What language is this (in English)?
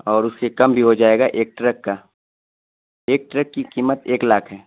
Urdu